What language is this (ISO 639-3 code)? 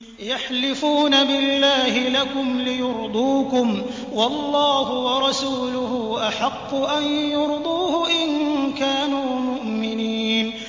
ara